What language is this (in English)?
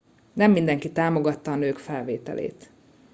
Hungarian